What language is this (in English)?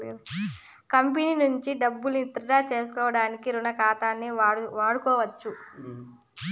Telugu